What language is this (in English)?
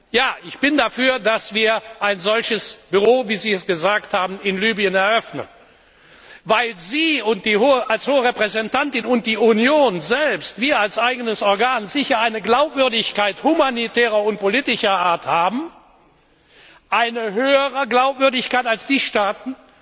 German